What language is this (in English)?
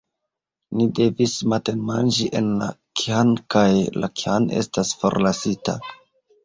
Esperanto